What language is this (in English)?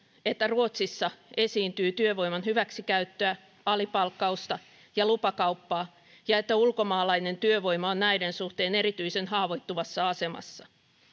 Finnish